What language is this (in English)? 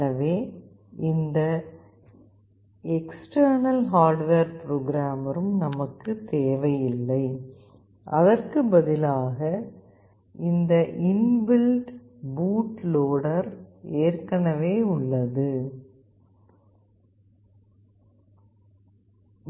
Tamil